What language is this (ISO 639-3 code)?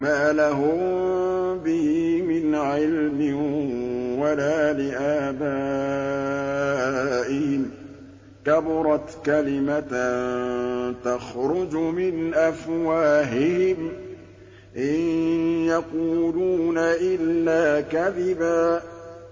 ara